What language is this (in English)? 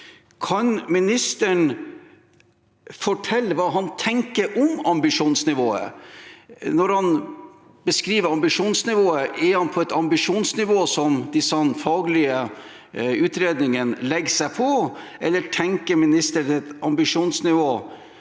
Norwegian